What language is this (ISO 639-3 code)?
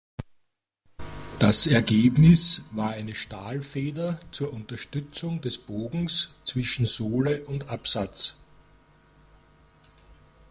deu